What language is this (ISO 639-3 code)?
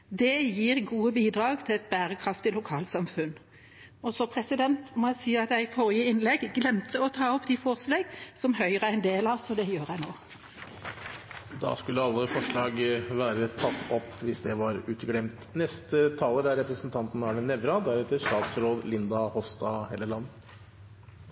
nob